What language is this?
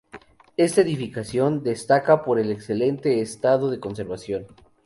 Spanish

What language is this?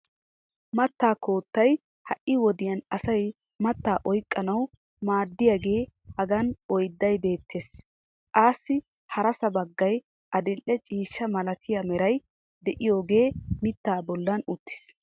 Wolaytta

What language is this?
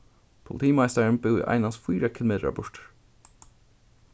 Faroese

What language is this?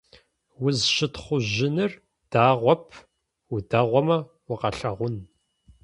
Adyghe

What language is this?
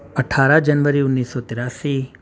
Urdu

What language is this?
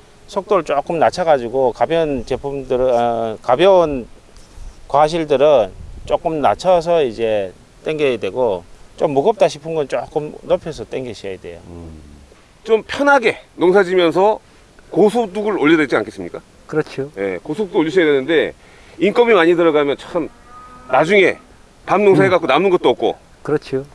Korean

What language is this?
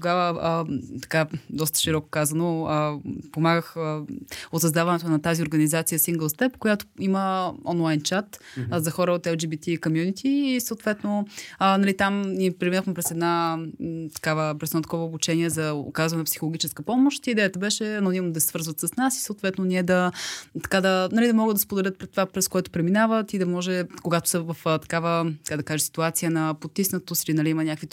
Bulgarian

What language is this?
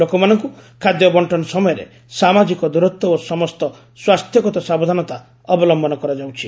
Odia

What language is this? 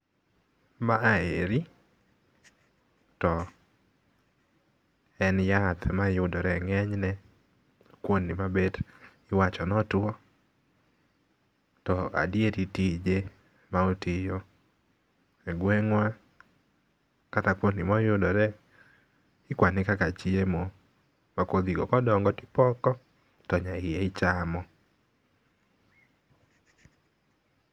Luo (Kenya and Tanzania)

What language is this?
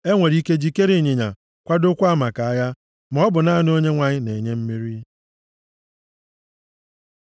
Igbo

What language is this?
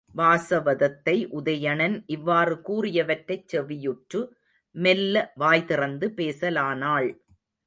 Tamil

